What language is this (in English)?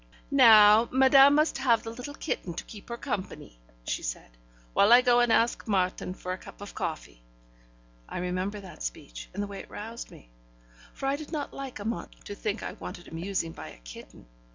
English